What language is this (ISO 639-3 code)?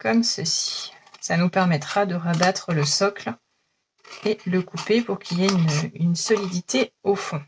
fra